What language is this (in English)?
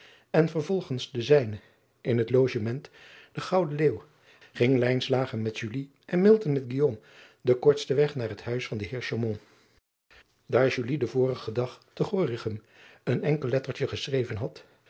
Dutch